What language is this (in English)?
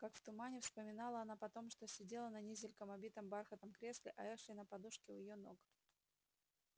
Russian